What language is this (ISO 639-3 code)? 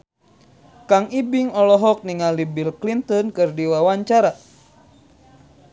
sun